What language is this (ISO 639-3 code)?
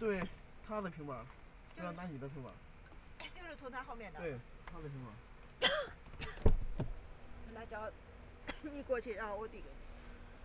zho